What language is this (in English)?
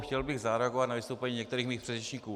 Czech